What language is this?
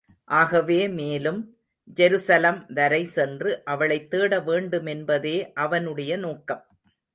Tamil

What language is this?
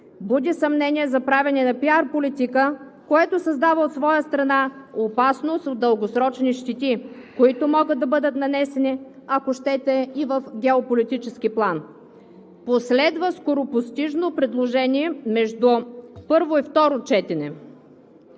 Bulgarian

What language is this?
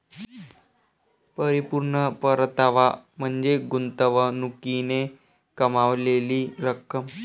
Marathi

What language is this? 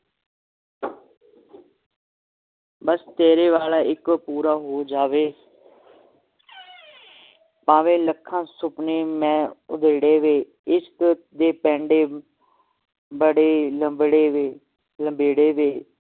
Punjabi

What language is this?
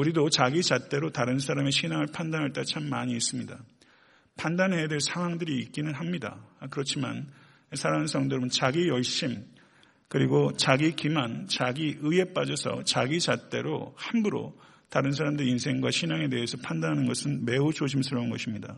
Korean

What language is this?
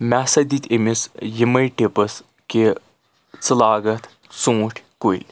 Kashmiri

